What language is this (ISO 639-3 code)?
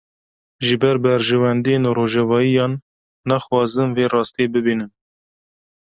kur